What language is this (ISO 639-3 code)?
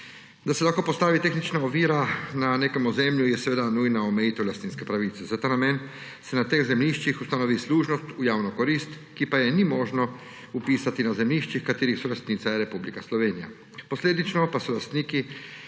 slv